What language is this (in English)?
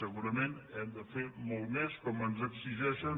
Catalan